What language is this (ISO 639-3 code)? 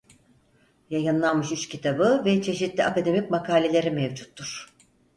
tur